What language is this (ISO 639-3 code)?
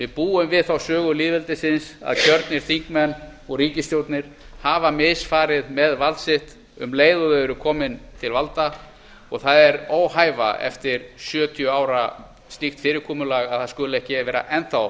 isl